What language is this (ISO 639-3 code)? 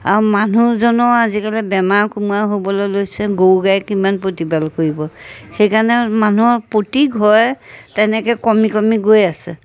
asm